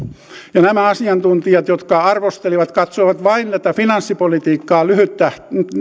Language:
Finnish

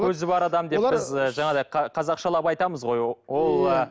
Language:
Kazakh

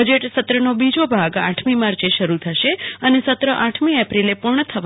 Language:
Gujarati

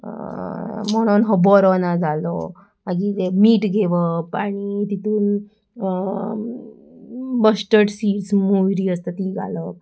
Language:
Konkani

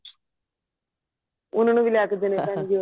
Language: Punjabi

